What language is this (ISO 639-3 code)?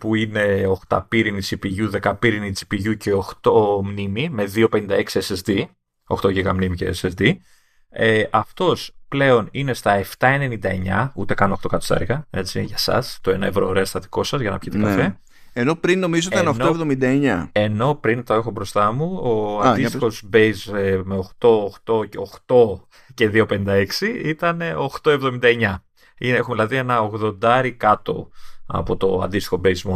ell